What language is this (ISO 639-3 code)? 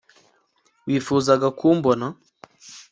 kin